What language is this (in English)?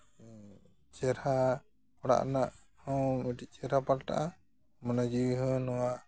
Santali